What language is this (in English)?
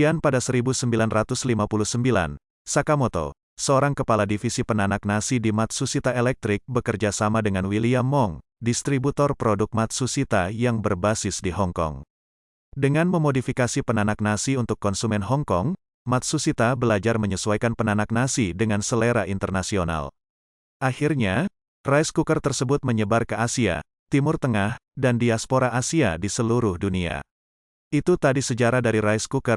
Indonesian